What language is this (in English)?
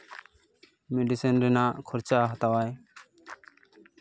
Santali